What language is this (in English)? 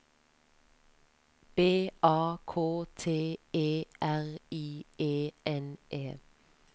Norwegian